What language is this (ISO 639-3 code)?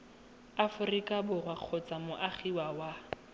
tsn